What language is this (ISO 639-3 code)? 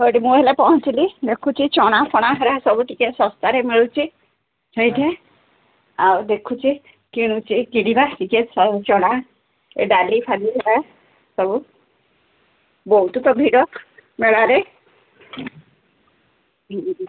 ori